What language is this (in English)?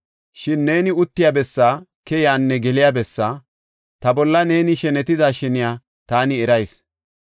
Gofa